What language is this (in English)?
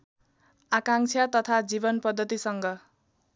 Nepali